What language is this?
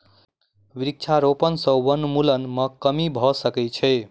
Maithili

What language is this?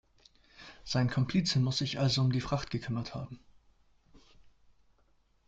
German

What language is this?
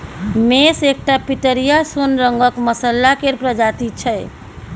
Maithili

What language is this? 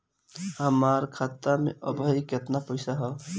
Bhojpuri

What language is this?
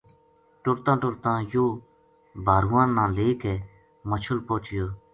Gujari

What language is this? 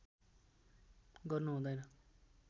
Nepali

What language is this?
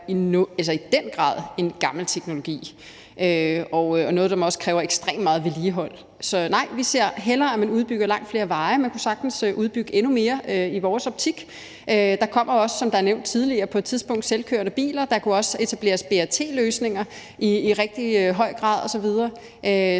Danish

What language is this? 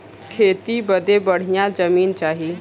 Bhojpuri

